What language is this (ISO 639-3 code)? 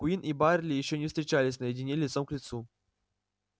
rus